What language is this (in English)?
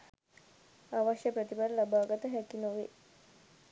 Sinhala